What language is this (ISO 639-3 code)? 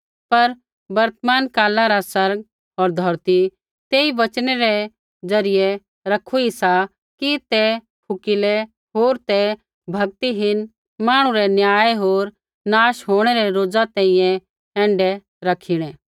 kfx